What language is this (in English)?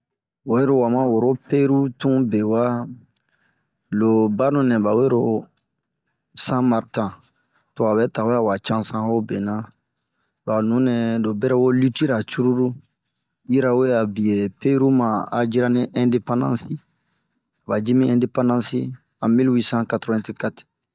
Bomu